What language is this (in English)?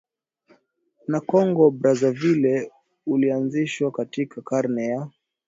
Swahili